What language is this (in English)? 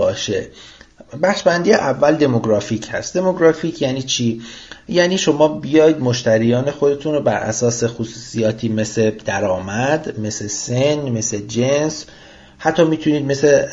Persian